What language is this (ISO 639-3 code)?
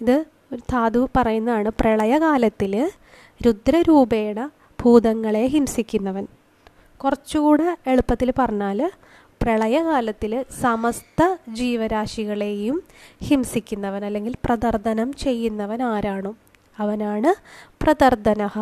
mal